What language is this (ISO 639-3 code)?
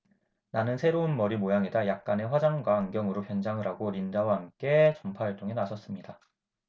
kor